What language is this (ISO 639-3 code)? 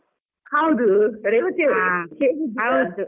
kan